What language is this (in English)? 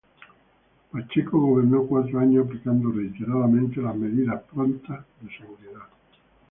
Spanish